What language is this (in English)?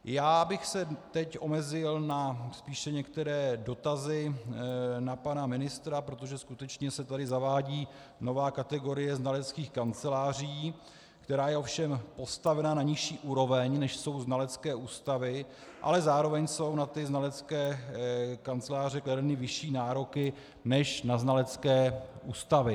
Czech